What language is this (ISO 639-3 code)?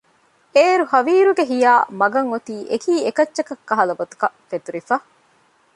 div